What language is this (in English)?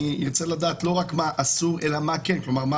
Hebrew